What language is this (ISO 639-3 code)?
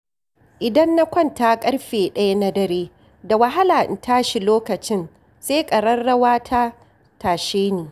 hau